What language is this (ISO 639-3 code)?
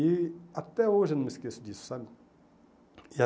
por